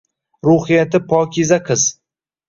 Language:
Uzbek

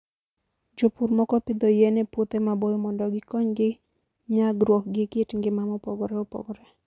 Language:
Luo (Kenya and Tanzania)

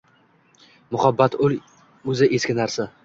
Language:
Uzbek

